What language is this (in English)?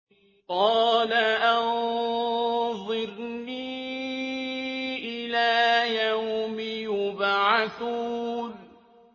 Arabic